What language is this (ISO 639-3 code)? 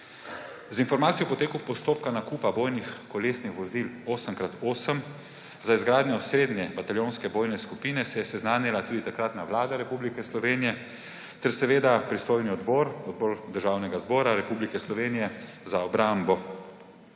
slv